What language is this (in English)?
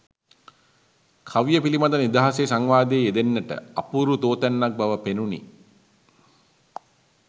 Sinhala